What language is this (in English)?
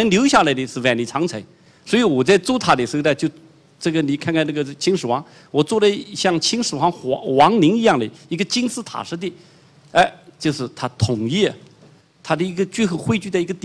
Chinese